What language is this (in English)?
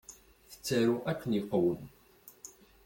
Kabyle